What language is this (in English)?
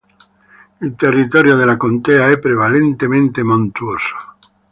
Italian